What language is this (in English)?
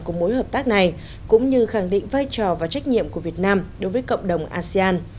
Vietnamese